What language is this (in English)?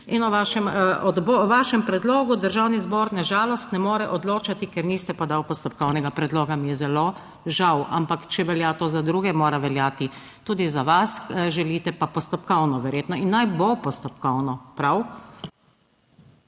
Slovenian